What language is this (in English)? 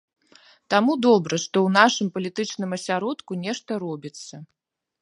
Belarusian